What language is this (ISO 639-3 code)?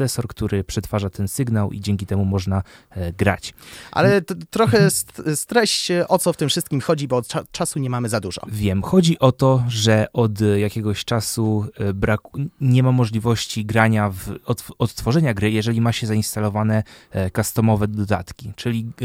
pol